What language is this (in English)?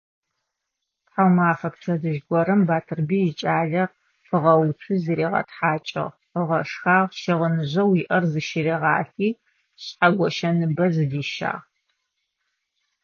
Adyghe